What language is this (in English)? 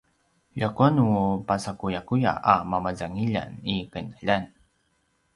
Paiwan